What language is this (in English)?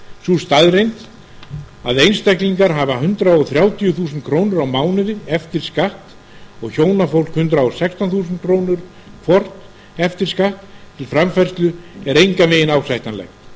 Icelandic